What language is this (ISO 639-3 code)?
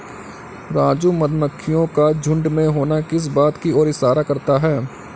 hin